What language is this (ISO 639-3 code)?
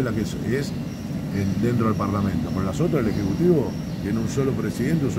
spa